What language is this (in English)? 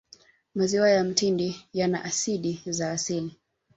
Swahili